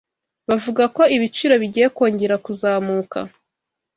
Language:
Kinyarwanda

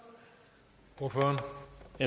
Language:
Danish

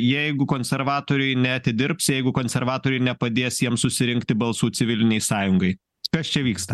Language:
Lithuanian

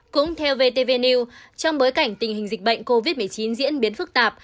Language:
Vietnamese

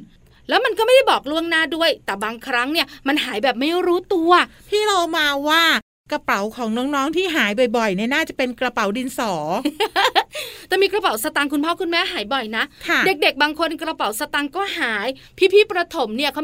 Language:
Thai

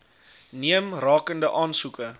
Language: Afrikaans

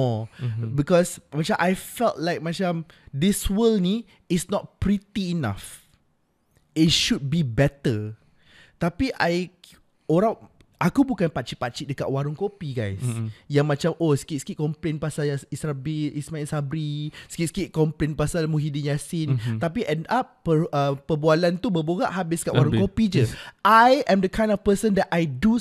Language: Malay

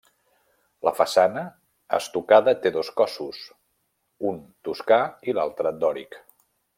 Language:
Catalan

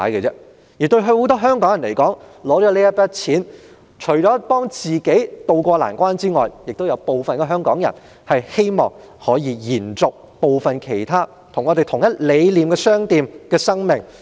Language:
Cantonese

